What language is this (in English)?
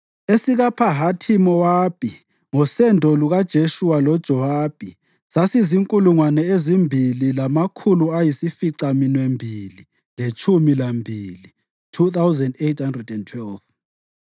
North Ndebele